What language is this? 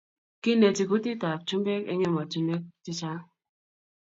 Kalenjin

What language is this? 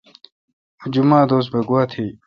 Kalkoti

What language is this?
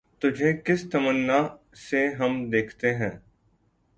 Urdu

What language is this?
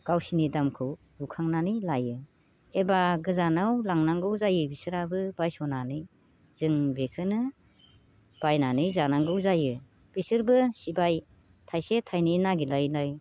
Bodo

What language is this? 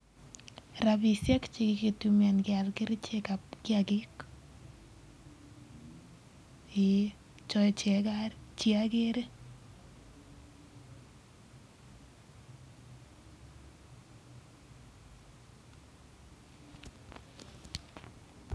Kalenjin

